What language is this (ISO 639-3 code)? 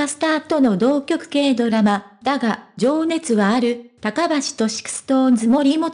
jpn